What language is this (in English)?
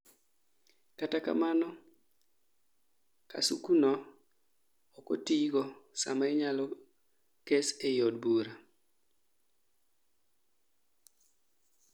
Luo (Kenya and Tanzania)